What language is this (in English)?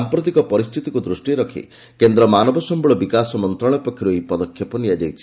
Odia